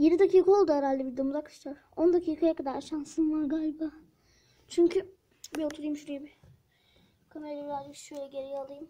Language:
Turkish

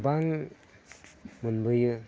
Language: Bodo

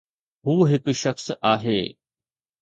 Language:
Sindhi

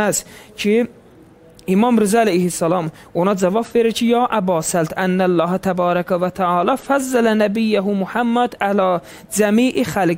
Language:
Turkish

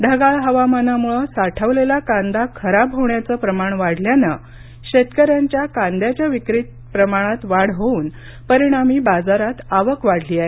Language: Marathi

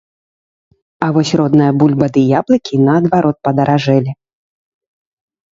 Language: Belarusian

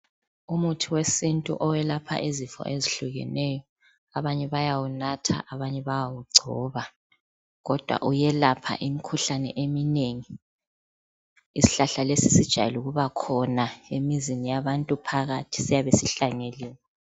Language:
North Ndebele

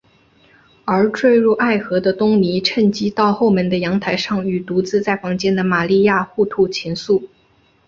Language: Chinese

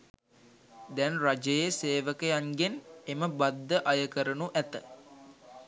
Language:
Sinhala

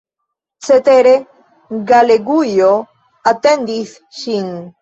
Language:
Esperanto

